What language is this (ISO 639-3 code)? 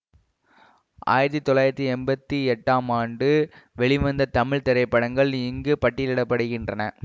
tam